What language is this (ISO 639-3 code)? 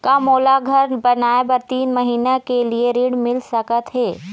hne